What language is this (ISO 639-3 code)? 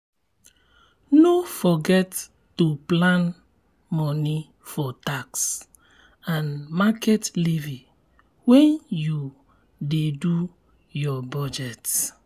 pcm